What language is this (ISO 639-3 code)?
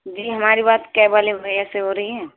urd